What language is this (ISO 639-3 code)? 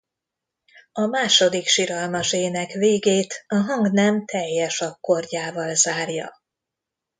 hun